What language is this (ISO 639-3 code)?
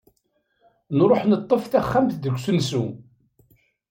kab